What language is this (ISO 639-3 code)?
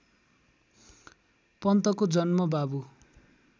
nep